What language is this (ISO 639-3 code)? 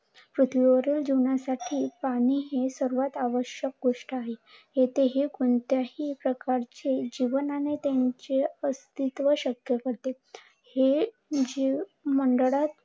mar